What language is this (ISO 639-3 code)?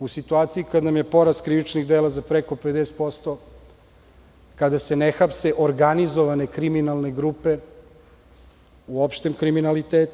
srp